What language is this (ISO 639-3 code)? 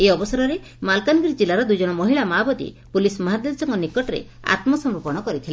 ori